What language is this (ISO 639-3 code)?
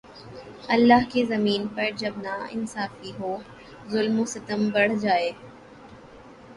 urd